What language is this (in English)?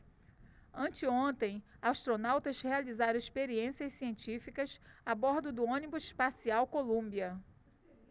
Portuguese